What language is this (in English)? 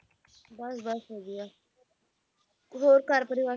Punjabi